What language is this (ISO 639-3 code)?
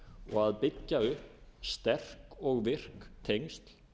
isl